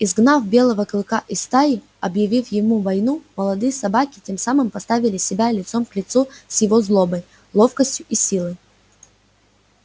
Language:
Russian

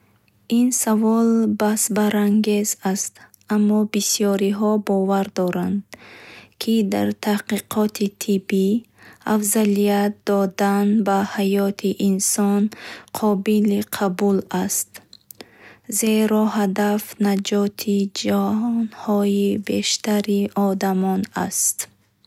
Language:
Bukharic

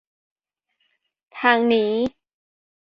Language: Thai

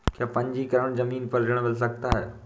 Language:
Hindi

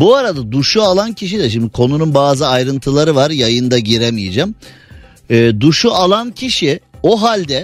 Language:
Turkish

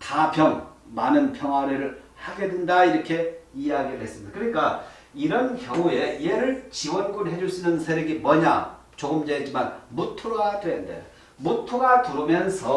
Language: Korean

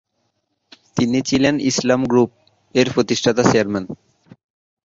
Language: Bangla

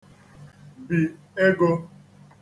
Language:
Igbo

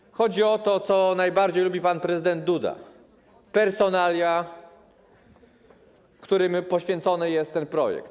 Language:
Polish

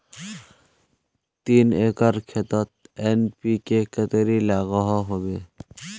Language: Magahi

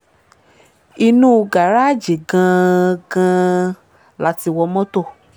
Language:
Yoruba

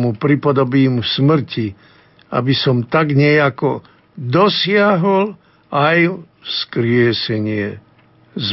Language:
Slovak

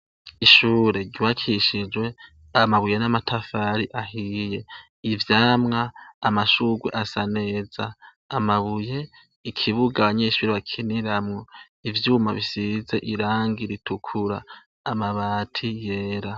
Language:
Rundi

